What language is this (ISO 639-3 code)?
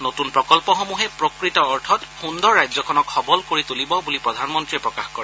asm